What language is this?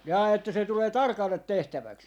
Finnish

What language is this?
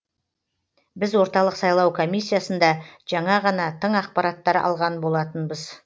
Kazakh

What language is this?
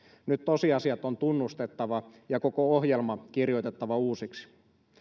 Finnish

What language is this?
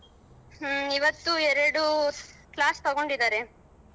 Kannada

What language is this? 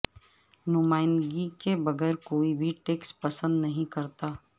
Urdu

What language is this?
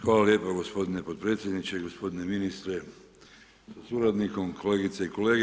Croatian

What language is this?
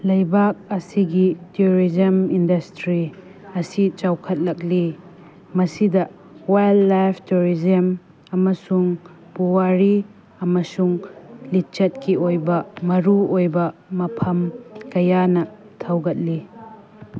Manipuri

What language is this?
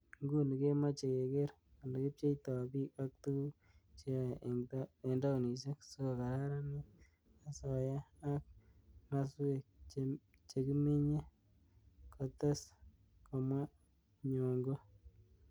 Kalenjin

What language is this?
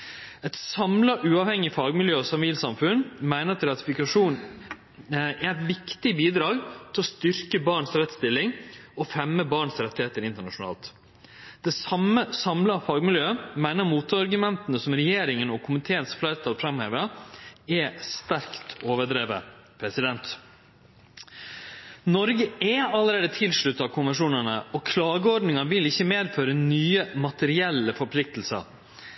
Norwegian Nynorsk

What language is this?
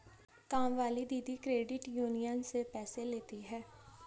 Hindi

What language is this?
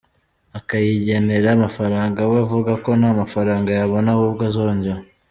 Kinyarwanda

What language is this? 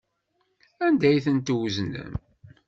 Kabyle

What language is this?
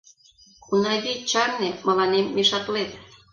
Mari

